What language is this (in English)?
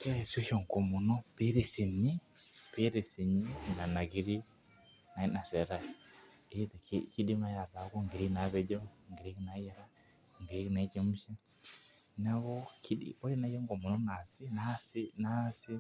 Masai